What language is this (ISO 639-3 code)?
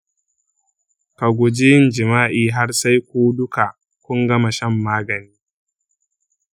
hau